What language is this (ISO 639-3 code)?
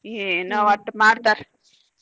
kan